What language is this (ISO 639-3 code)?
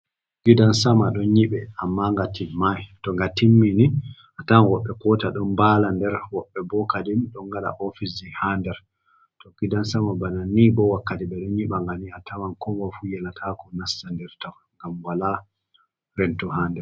ful